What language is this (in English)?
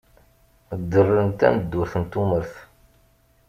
Kabyle